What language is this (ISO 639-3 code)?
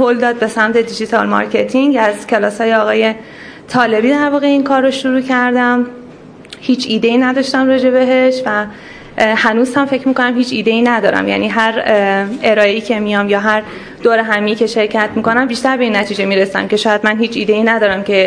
fas